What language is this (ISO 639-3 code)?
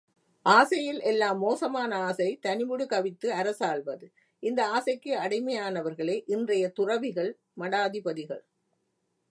tam